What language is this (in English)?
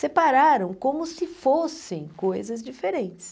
Portuguese